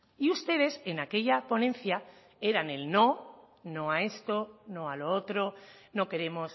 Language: Spanish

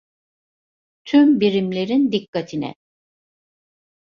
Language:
Turkish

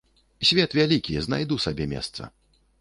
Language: Belarusian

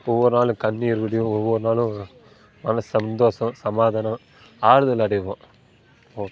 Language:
Tamil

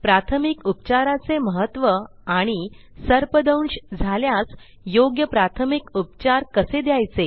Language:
Marathi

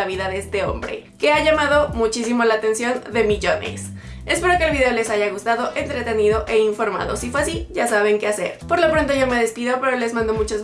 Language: Spanish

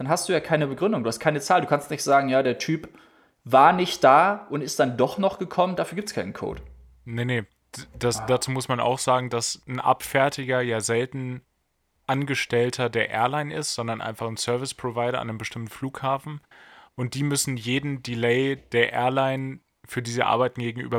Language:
German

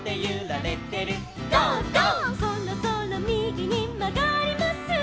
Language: Japanese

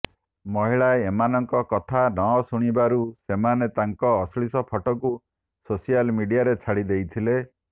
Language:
Odia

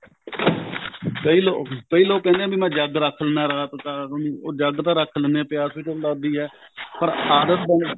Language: Punjabi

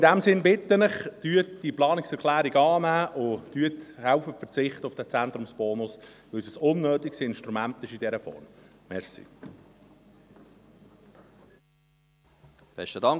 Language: Swiss German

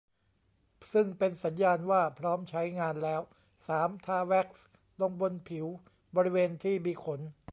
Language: Thai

